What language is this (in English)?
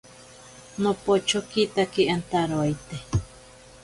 Ashéninka Perené